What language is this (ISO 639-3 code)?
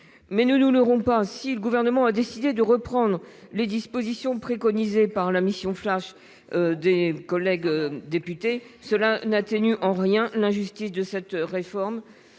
fra